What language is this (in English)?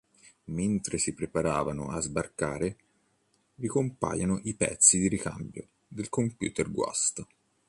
Italian